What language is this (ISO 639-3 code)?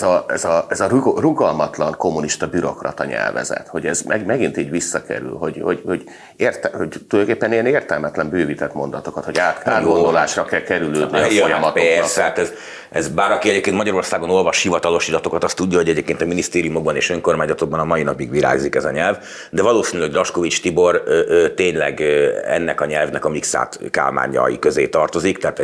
hun